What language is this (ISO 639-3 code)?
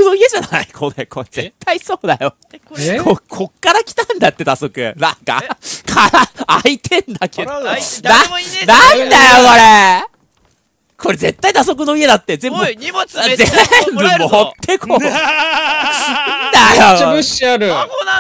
jpn